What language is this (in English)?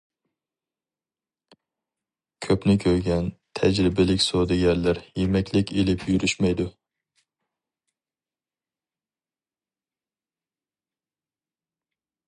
Uyghur